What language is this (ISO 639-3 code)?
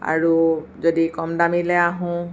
asm